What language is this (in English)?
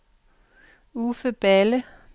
Danish